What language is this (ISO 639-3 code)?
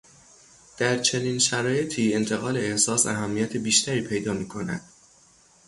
fas